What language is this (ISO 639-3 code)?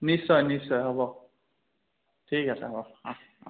asm